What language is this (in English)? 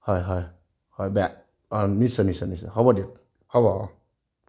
Assamese